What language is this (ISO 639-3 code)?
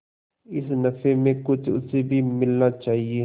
hin